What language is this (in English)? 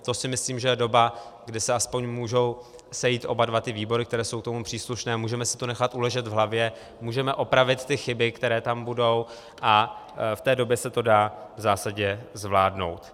Czech